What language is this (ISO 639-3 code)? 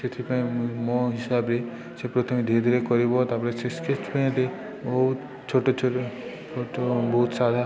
ori